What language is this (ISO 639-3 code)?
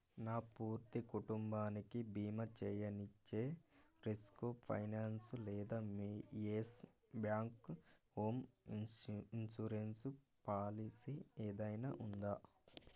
tel